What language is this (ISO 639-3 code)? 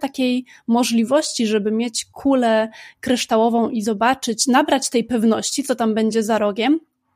pol